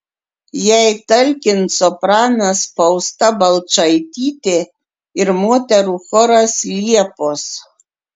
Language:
Lithuanian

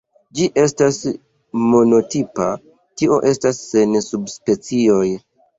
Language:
Esperanto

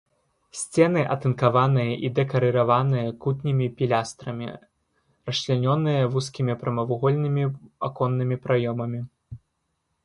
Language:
Belarusian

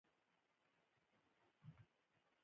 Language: Pashto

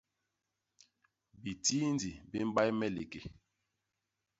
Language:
Basaa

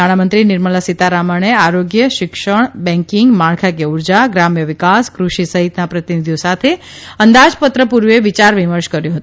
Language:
Gujarati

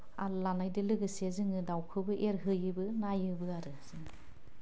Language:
Bodo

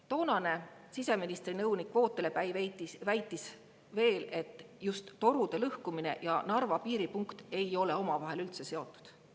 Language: Estonian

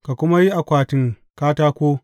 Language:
Hausa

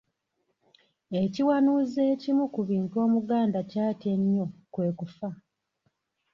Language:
Ganda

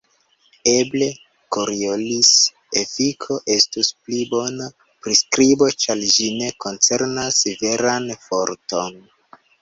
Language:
Esperanto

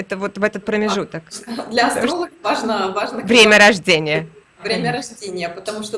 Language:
Russian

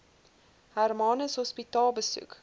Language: Afrikaans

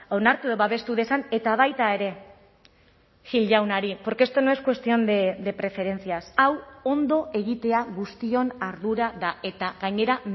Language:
Basque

